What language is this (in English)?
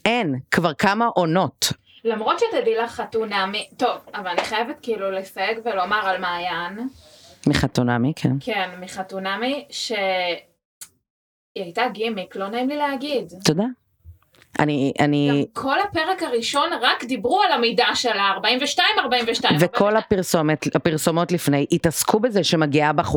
Hebrew